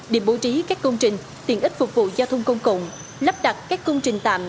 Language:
Vietnamese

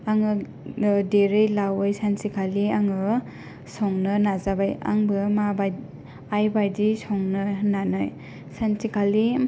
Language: Bodo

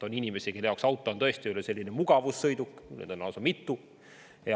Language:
Estonian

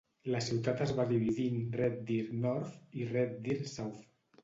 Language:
Catalan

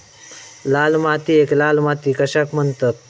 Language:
Marathi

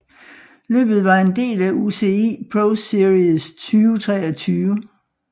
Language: Danish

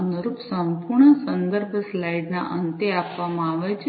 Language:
Gujarati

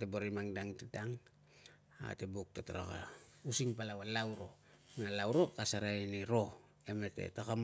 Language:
Tungag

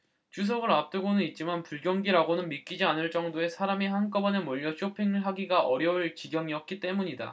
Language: Korean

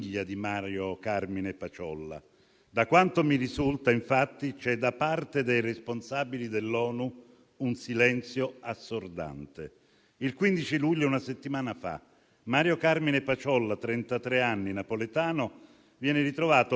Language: Italian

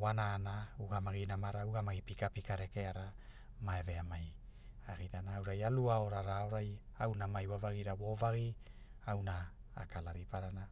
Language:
Hula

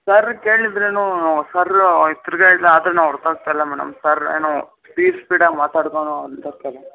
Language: Kannada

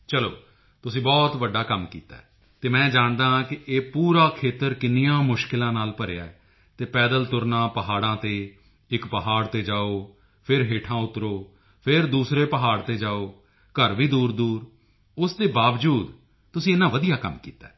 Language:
Punjabi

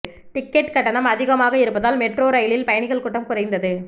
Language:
Tamil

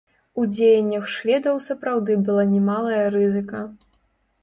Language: Belarusian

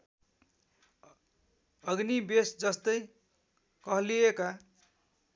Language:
Nepali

